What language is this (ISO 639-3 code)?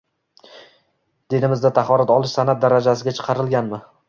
uzb